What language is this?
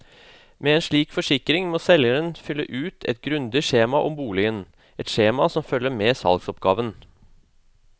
Norwegian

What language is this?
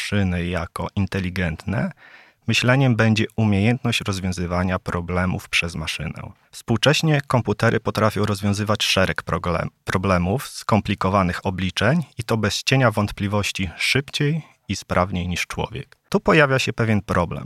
Polish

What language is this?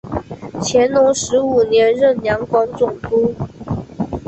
Chinese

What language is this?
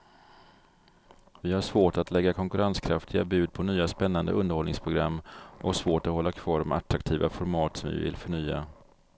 Swedish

